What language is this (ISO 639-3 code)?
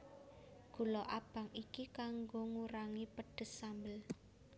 jav